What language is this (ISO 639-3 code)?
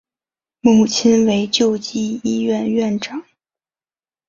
zho